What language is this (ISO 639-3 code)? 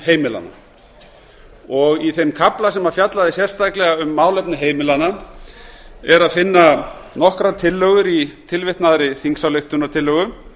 isl